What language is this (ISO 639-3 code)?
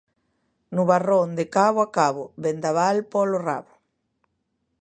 glg